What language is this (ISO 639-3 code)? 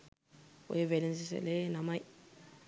sin